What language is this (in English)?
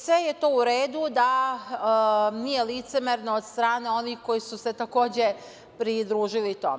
Serbian